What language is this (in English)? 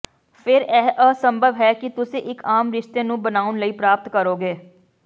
Punjabi